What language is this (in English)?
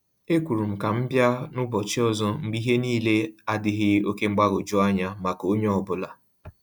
Igbo